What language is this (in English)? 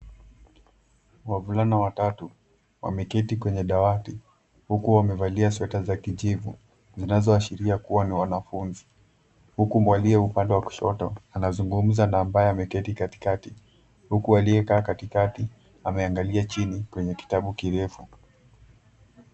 Swahili